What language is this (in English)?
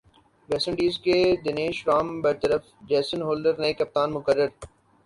Urdu